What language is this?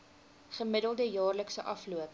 Afrikaans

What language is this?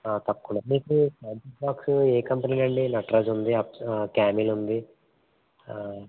Telugu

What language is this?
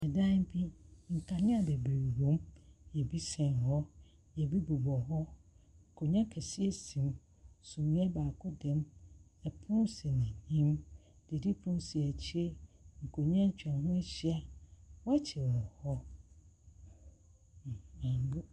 Akan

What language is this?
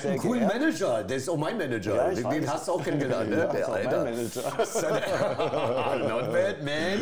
German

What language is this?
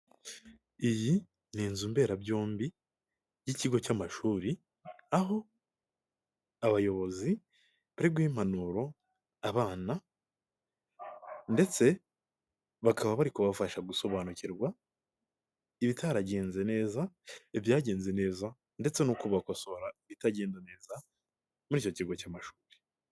Kinyarwanda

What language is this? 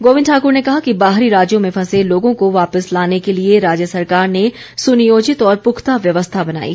Hindi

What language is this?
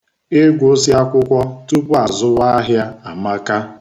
Igbo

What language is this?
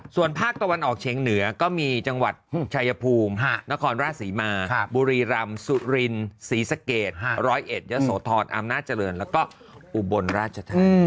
Thai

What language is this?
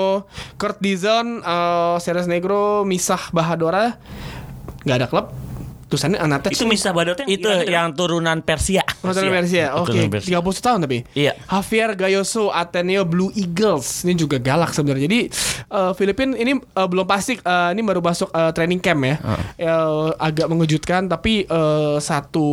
Indonesian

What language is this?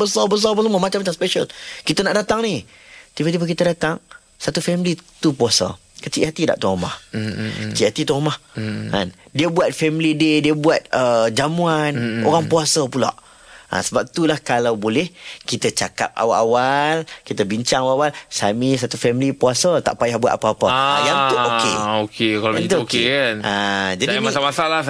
Malay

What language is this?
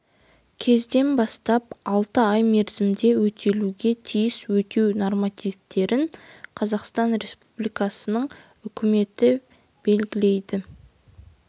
Kazakh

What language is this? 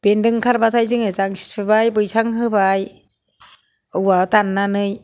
Bodo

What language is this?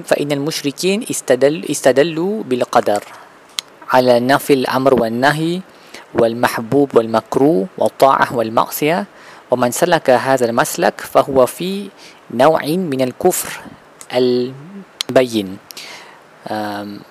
Malay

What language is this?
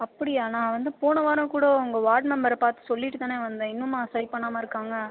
Tamil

